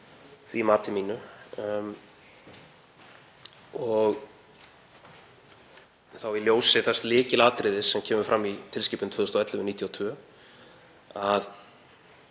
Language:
Icelandic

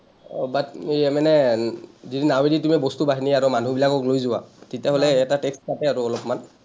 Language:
Assamese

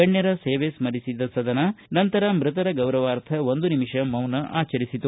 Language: Kannada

